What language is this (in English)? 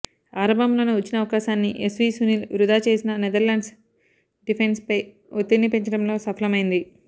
Telugu